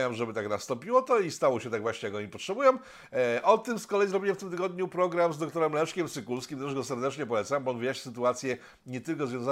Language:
Polish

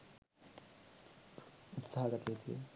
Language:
Sinhala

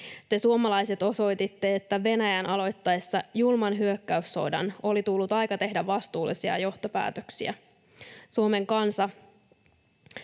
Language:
Finnish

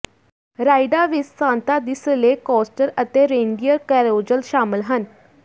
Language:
Punjabi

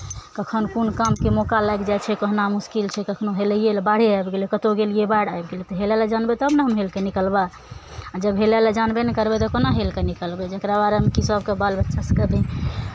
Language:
Maithili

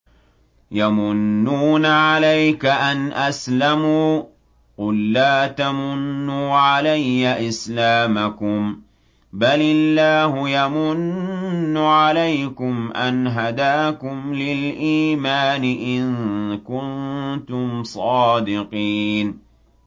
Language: Arabic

